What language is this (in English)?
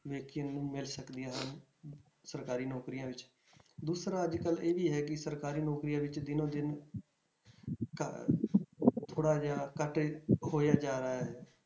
Punjabi